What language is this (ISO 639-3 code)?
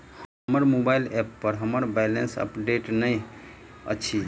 mai